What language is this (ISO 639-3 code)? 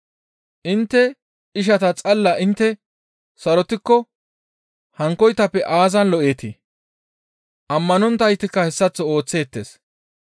gmv